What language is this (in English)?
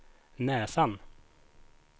Swedish